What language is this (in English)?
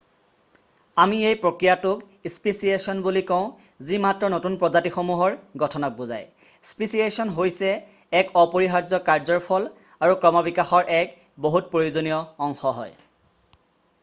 Assamese